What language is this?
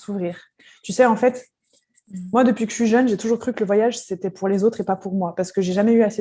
French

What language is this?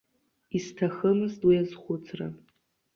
Abkhazian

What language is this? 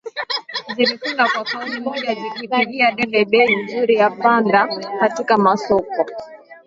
Swahili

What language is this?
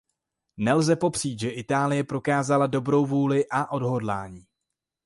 Czech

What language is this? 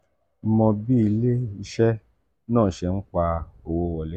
Yoruba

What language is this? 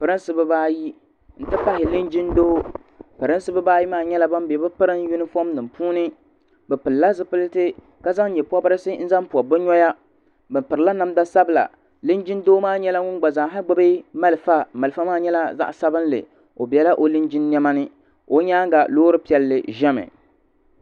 Dagbani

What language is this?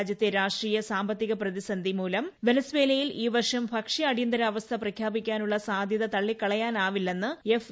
Malayalam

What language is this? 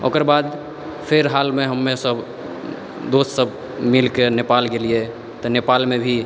Maithili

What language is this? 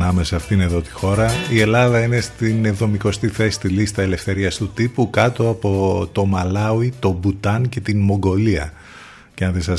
Greek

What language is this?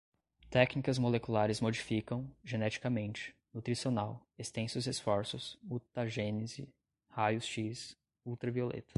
Portuguese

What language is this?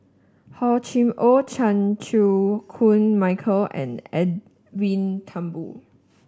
English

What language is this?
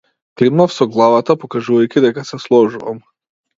Macedonian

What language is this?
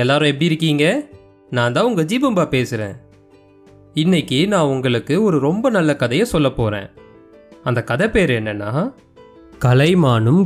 Tamil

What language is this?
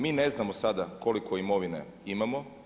Croatian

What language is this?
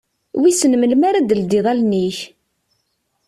Kabyle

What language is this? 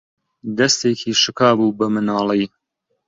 Central Kurdish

